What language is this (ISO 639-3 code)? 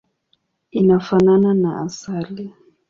swa